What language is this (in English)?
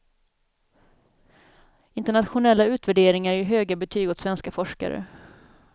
Swedish